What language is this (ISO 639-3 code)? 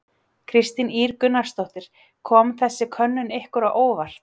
isl